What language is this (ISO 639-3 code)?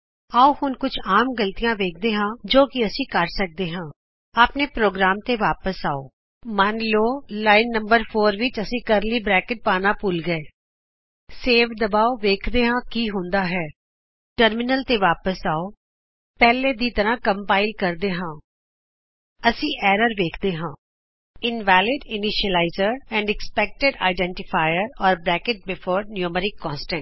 pan